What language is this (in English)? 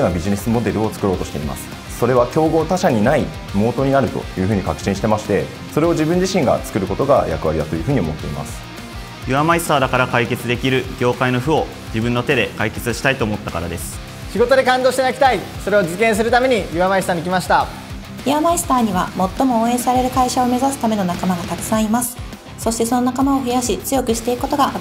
Japanese